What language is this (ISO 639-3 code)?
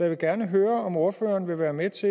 dan